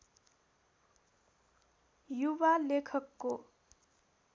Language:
Nepali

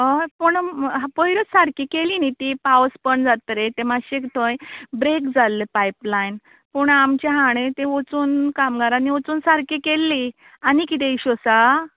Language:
Konkani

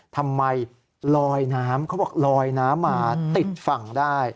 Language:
Thai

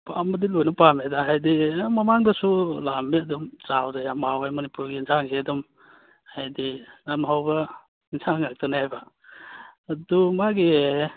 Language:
Manipuri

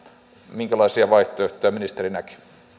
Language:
Finnish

